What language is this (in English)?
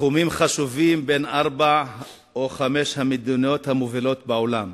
Hebrew